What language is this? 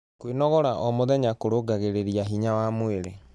Kikuyu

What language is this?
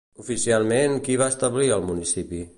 Catalan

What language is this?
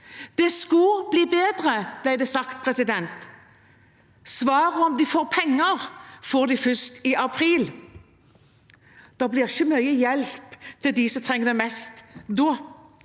Norwegian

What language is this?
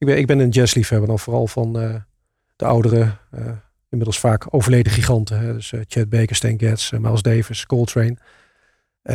Dutch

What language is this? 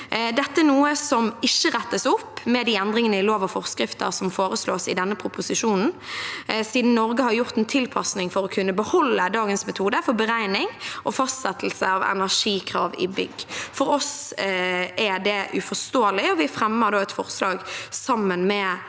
Norwegian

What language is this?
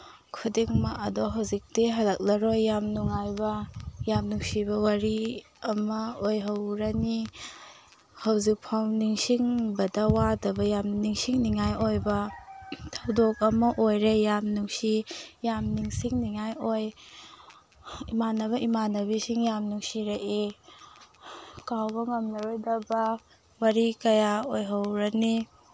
Manipuri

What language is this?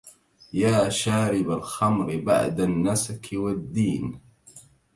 Arabic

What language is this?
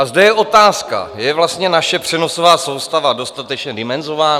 Czech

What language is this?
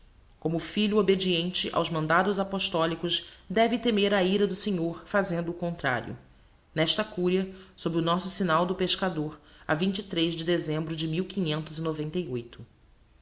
Portuguese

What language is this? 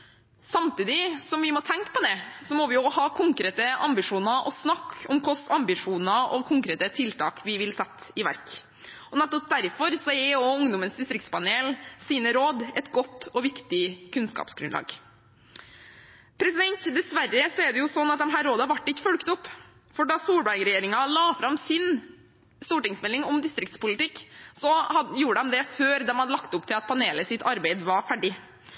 Norwegian Bokmål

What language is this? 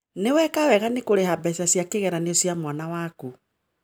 Kikuyu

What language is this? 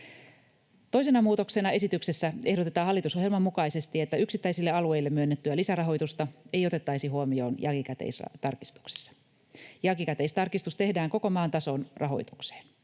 Finnish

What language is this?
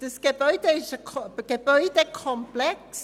Swiss German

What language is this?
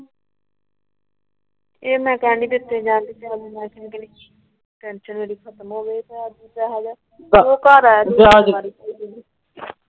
Punjabi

